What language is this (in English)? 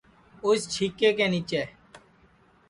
Sansi